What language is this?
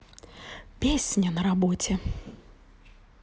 Russian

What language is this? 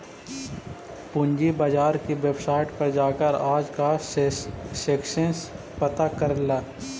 Magahi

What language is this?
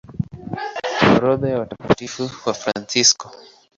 Swahili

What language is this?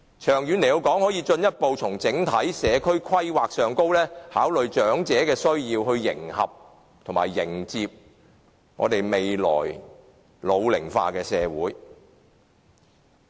Cantonese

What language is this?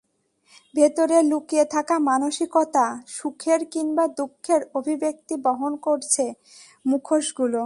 Bangla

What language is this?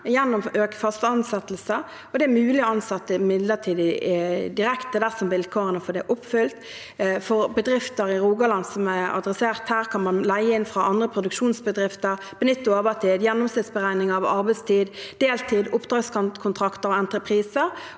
Norwegian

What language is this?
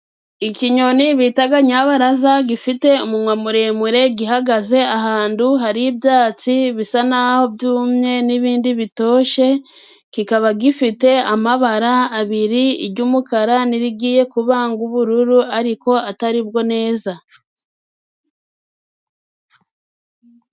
Kinyarwanda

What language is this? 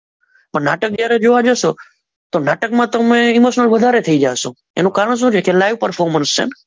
Gujarati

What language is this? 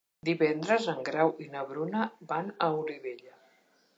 Catalan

